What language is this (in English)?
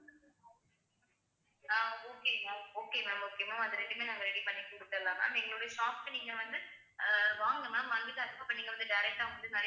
Tamil